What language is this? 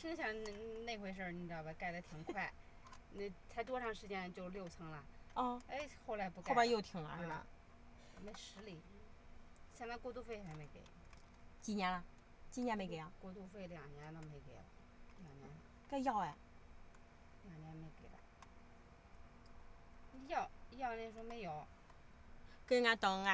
Chinese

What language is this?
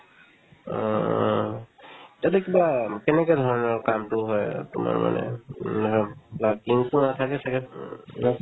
Assamese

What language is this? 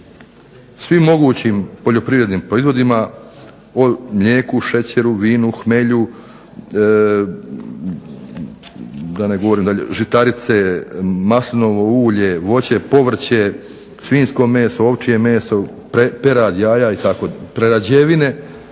Croatian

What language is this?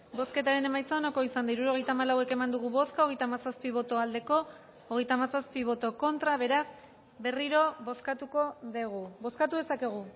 Basque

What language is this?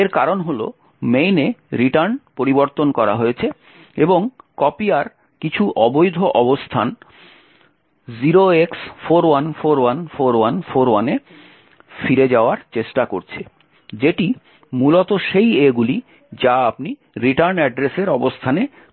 Bangla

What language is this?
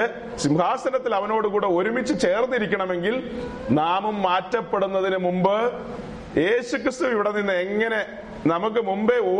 Malayalam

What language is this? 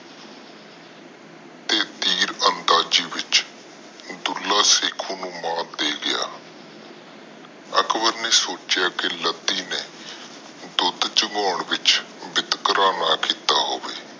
Punjabi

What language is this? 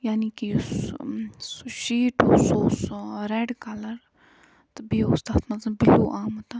Kashmiri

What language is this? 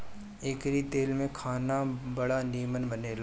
Bhojpuri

